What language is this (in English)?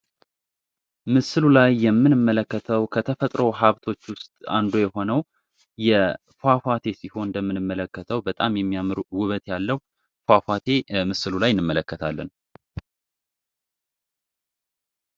Amharic